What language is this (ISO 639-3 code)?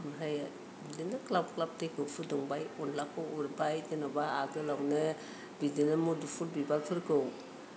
brx